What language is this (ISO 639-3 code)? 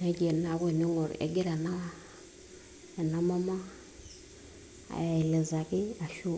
mas